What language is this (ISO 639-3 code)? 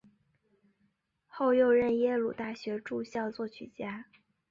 zho